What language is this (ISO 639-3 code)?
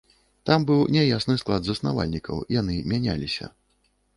bel